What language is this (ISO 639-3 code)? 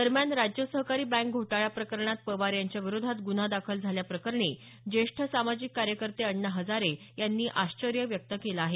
mar